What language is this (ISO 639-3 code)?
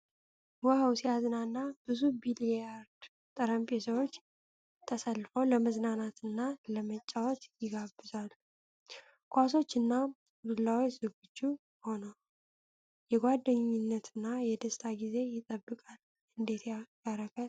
amh